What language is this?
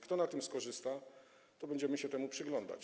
Polish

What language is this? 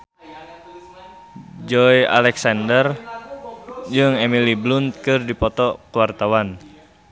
Sundanese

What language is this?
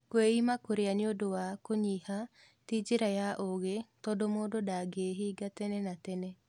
Kikuyu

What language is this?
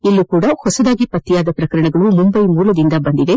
Kannada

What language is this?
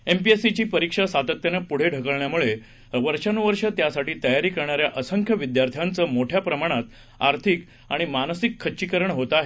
Marathi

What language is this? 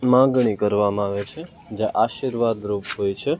Gujarati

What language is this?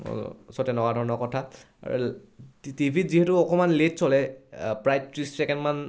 Assamese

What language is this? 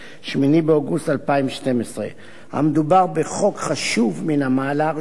Hebrew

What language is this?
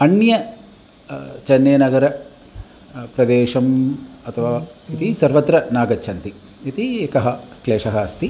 Sanskrit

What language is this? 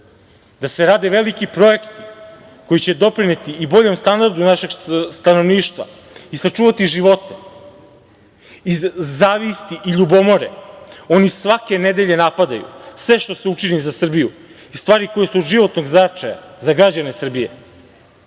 Serbian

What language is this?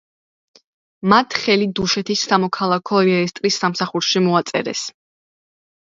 Georgian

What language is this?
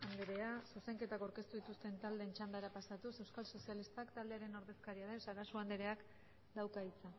Basque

